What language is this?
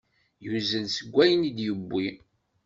Kabyle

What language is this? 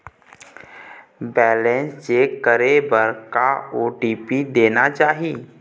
Chhattisgarhi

